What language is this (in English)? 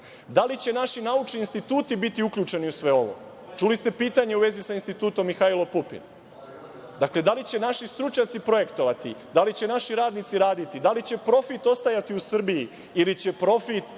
Serbian